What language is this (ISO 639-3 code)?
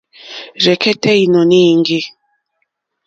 bri